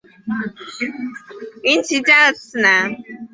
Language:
Chinese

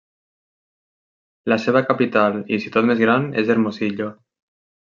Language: Catalan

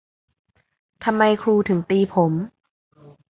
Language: Thai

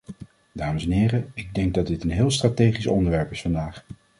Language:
Dutch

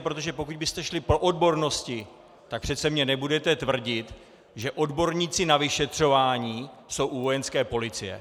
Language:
Czech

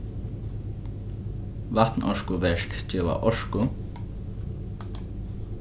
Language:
Faroese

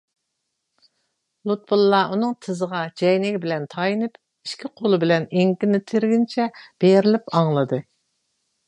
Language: Uyghur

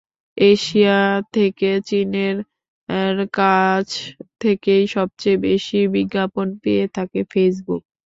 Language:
Bangla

